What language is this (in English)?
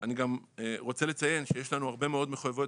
Hebrew